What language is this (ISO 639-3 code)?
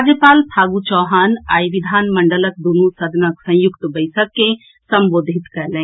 mai